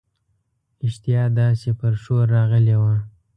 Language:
Pashto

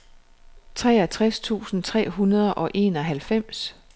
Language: Danish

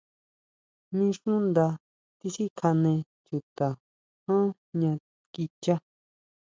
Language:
Huautla Mazatec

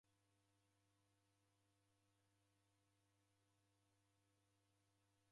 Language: Taita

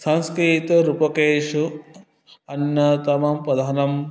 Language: Sanskrit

